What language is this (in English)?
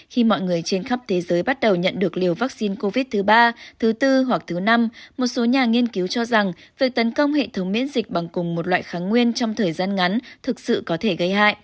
Vietnamese